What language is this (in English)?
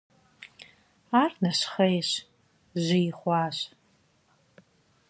Kabardian